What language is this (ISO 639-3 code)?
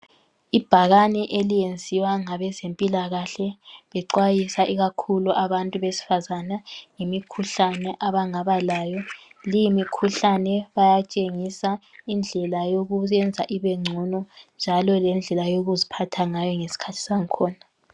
nde